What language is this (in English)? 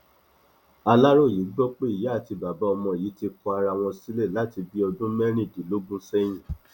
Yoruba